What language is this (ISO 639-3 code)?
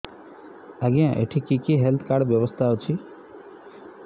ori